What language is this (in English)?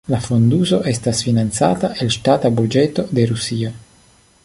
Esperanto